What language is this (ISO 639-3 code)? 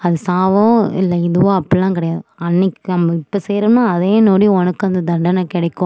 tam